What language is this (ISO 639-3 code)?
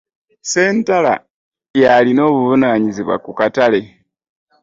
lug